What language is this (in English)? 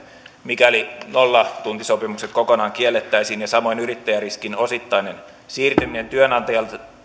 Finnish